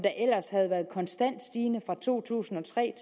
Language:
Danish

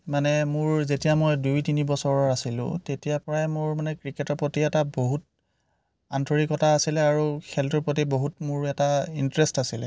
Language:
Assamese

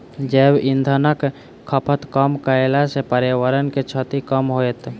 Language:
Maithili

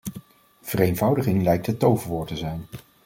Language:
Dutch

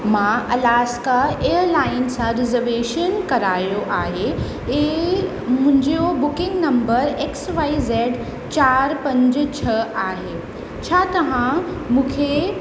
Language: Sindhi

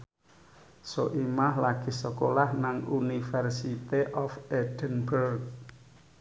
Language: Javanese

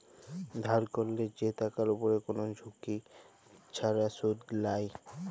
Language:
Bangla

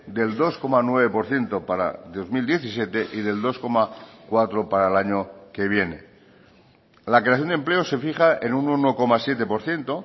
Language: Spanish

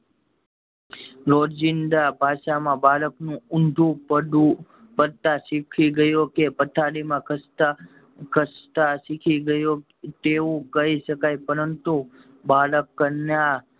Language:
Gujarati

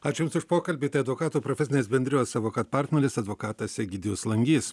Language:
Lithuanian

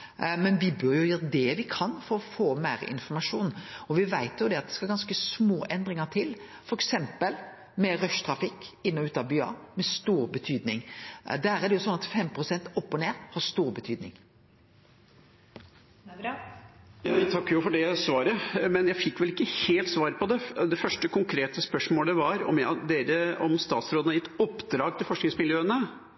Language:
Norwegian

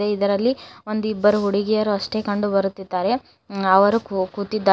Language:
Kannada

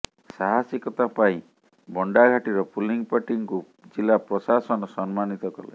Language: Odia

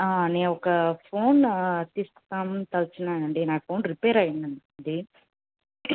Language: Telugu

